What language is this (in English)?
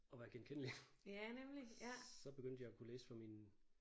Danish